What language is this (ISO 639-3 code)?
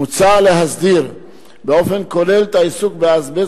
heb